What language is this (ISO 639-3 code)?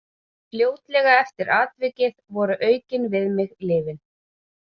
isl